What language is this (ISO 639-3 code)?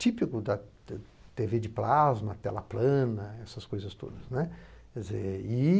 por